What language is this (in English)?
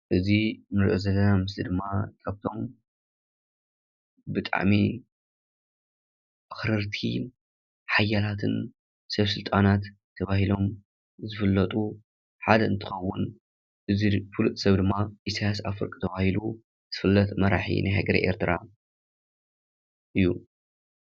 Tigrinya